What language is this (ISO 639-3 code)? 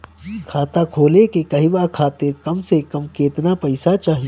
bho